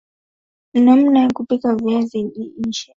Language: Swahili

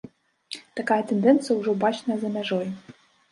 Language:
Belarusian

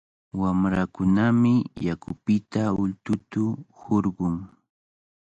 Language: Cajatambo North Lima Quechua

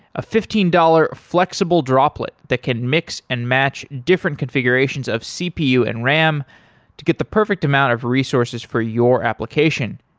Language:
English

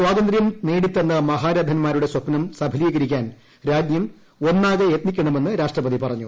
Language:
Malayalam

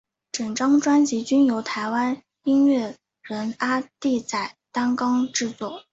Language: Chinese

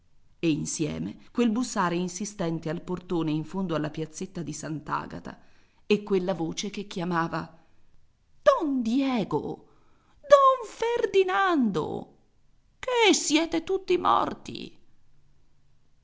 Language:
Italian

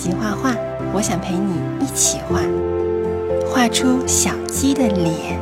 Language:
Chinese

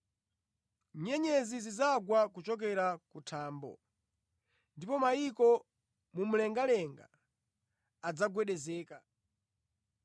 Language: Nyanja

